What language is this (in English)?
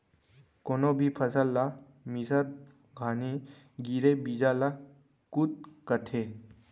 Chhattisgarhi